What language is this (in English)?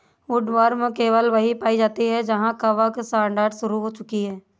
Hindi